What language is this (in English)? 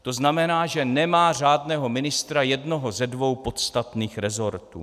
Czech